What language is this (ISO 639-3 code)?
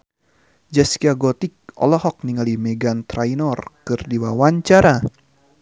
sun